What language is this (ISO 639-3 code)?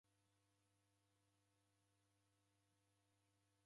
dav